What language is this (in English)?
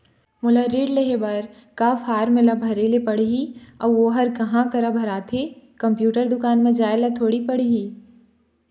Chhattisgarhi